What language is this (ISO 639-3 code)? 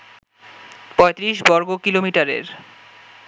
ben